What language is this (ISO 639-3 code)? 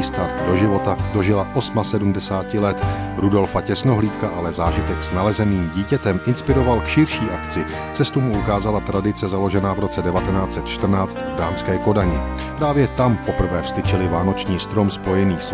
ces